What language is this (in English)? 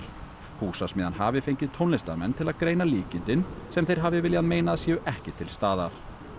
Icelandic